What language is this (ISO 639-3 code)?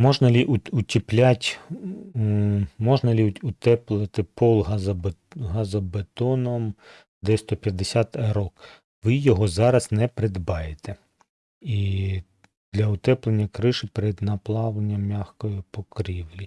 ukr